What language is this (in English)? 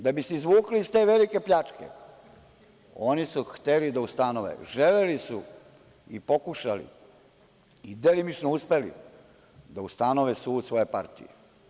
Serbian